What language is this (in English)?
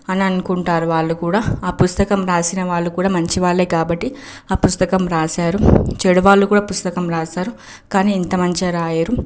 Telugu